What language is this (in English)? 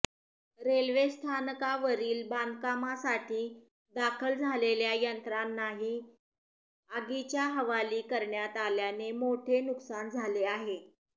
Marathi